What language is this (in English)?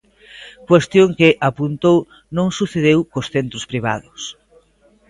Galician